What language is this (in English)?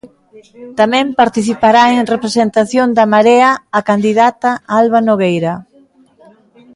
Galician